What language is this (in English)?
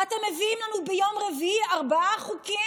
Hebrew